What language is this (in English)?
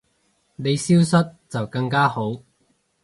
Cantonese